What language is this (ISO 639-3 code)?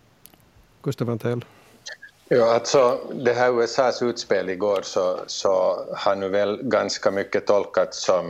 swe